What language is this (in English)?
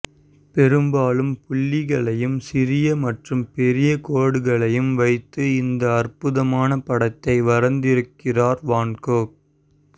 Tamil